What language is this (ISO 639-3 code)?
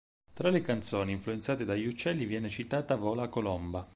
ita